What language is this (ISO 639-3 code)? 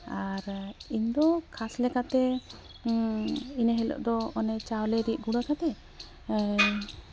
sat